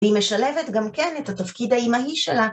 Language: Hebrew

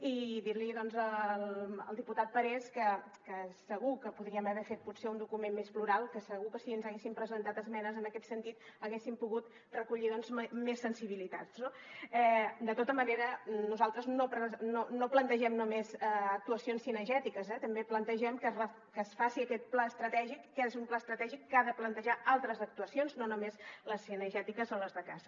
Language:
Catalan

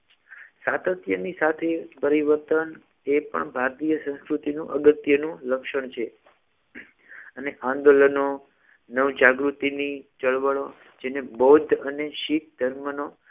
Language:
Gujarati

